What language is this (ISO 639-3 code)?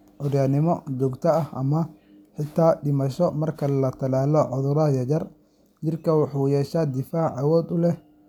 som